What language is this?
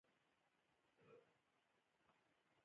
Pashto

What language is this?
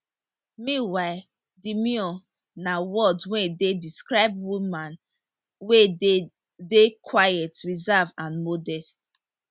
Nigerian Pidgin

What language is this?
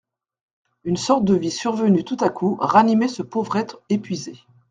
French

